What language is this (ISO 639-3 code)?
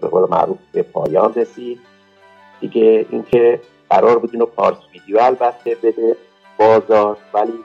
fas